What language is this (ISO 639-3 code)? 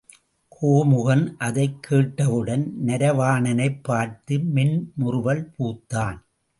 tam